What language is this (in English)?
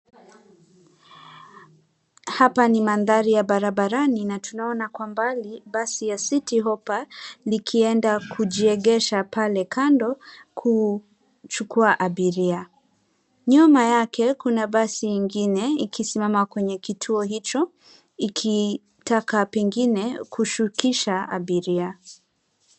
Swahili